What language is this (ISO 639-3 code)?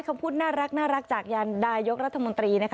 tha